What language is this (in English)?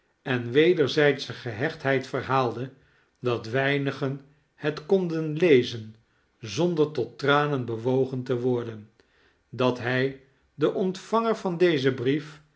Dutch